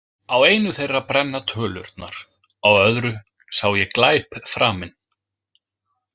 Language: Icelandic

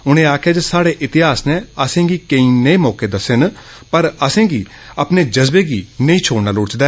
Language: Dogri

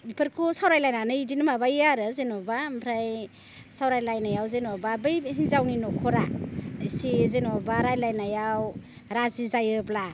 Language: Bodo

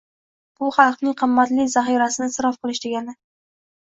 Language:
Uzbek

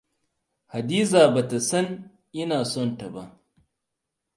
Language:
Hausa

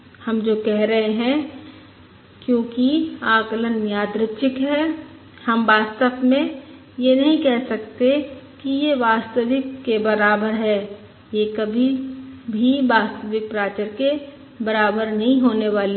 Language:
Hindi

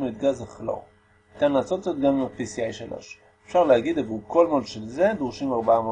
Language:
Hebrew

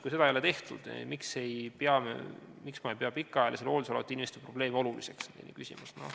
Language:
Estonian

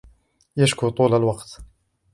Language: Arabic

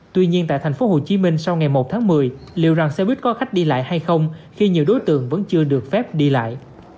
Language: Vietnamese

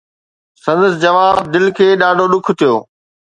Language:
Sindhi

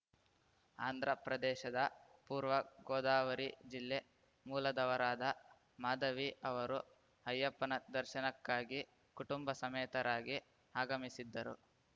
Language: Kannada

